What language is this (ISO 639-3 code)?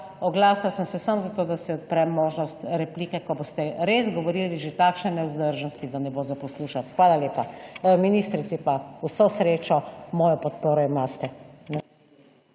slv